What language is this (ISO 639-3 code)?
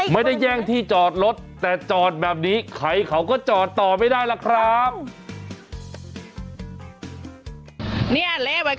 tha